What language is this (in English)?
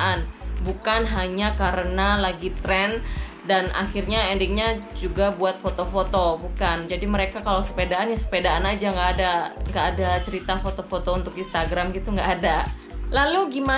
Indonesian